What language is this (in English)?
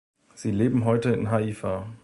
German